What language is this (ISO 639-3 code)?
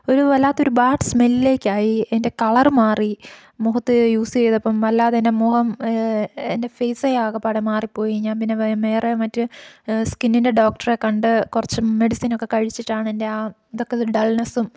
mal